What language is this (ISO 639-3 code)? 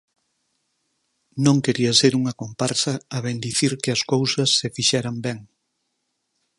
glg